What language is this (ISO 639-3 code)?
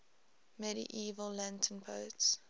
eng